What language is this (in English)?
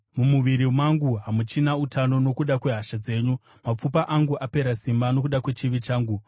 Shona